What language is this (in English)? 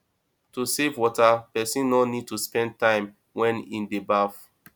Nigerian Pidgin